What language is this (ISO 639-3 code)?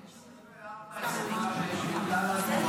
heb